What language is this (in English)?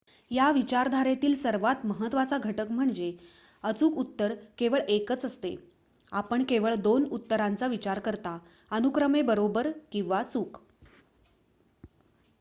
Marathi